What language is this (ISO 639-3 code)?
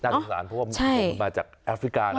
tha